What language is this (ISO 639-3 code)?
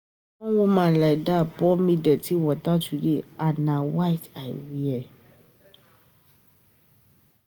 pcm